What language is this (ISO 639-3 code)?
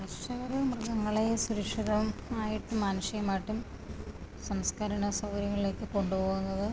mal